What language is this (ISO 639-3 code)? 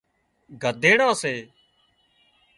kxp